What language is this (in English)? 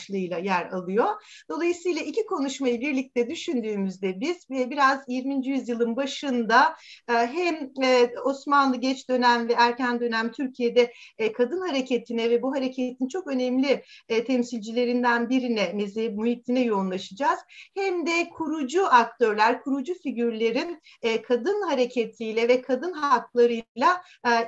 Turkish